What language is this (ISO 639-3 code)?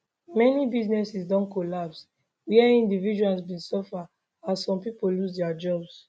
pcm